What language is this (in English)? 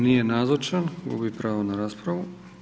Croatian